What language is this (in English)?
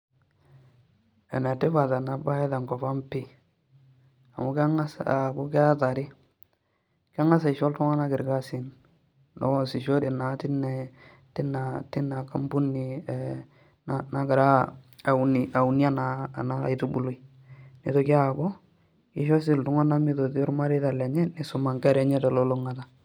Masai